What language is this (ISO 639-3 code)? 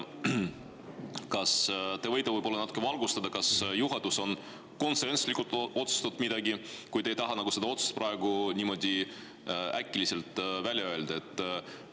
est